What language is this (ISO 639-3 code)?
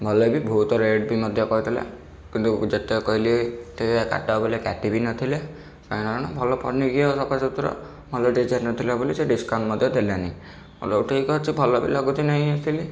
ori